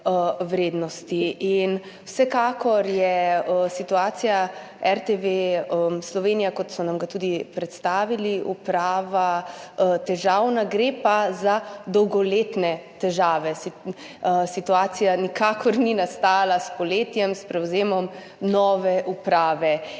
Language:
Slovenian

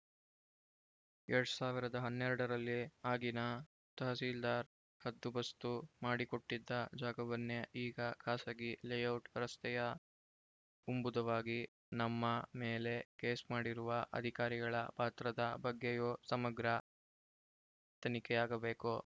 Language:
Kannada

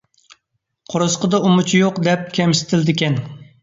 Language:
Uyghur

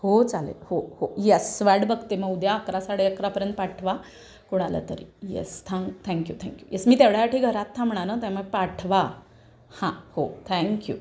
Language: Marathi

